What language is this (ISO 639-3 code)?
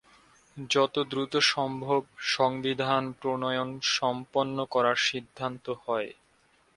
ben